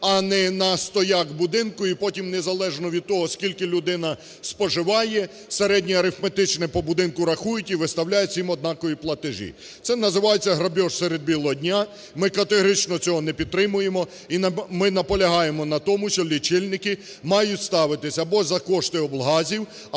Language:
Ukrainian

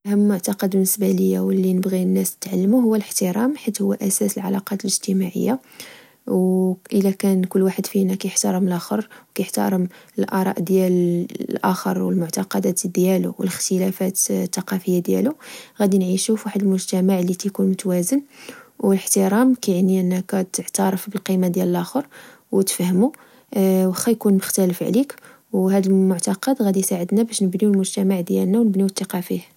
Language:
Moroccan Arabic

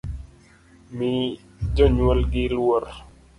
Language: Luo (Kenya and Tanzania)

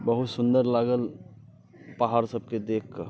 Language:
Maithili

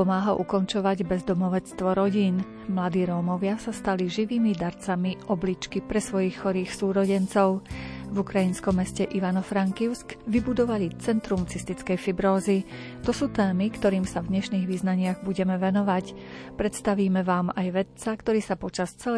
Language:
Slovak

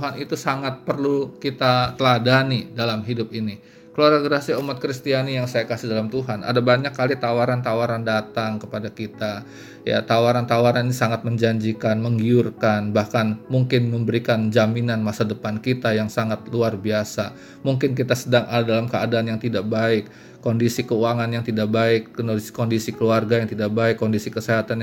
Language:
Indonesian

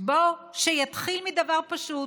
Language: Hebrew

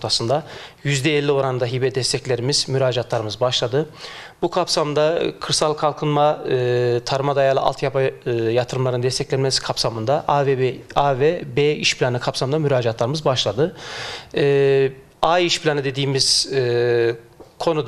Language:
Turkish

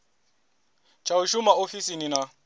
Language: Venda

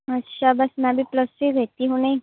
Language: Punjabi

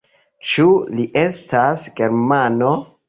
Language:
Esperanto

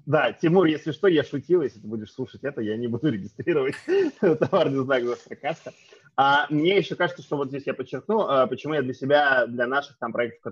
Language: Russian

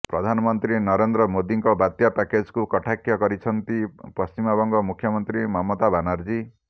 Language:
Odia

